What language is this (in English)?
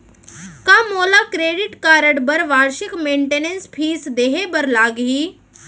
Chhattisgarhi